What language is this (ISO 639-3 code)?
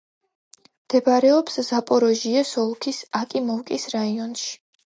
kat